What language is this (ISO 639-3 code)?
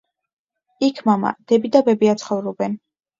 kat